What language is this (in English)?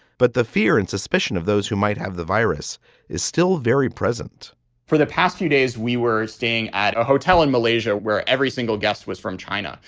English